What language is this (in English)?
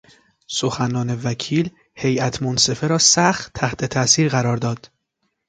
Persian